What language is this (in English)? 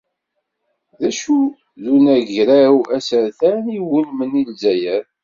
Kabyle